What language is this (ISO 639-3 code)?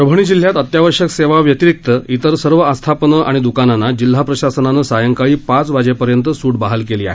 mar